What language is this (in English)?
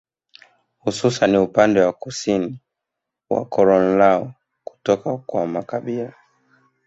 Swahili